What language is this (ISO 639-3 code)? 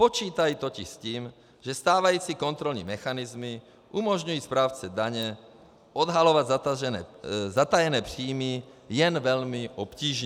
ces